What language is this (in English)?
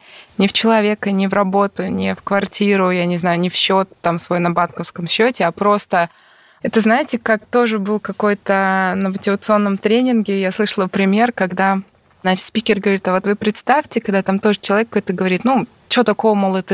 Russian